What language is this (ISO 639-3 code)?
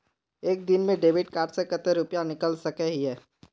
mag